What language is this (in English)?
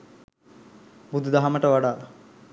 Sinhala